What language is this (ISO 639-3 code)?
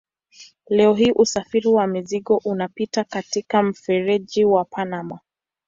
swa